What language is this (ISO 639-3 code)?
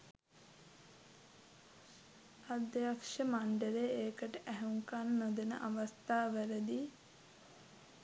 sin